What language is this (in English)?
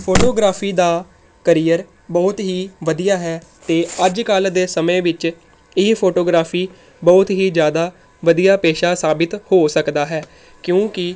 Punjabi